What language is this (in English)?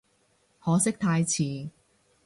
Cantonese